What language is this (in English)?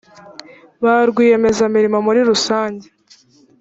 Kinyarwanda